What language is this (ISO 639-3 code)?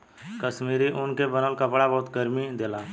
bho